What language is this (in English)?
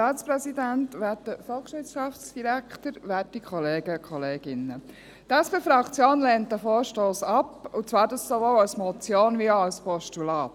Swiss German